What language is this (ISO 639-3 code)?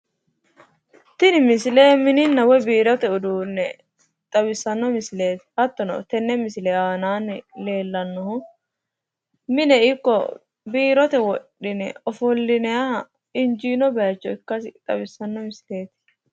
sid